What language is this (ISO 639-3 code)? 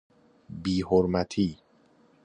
fas